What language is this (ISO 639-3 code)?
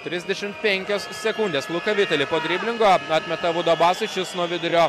lit